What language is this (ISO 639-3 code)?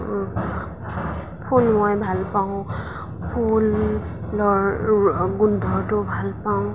asm